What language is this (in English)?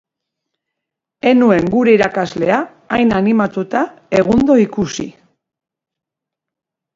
Basque